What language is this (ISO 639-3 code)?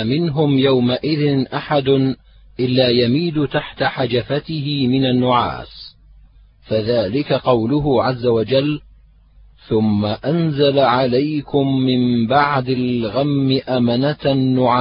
ara